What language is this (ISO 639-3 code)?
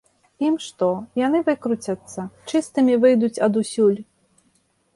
bel